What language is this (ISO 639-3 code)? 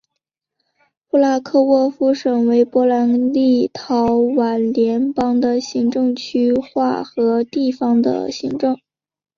zho